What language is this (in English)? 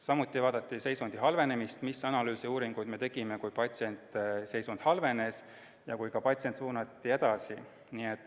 Estonian